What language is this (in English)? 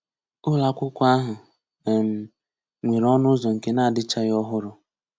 Igbo